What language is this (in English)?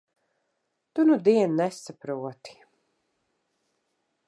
Latvian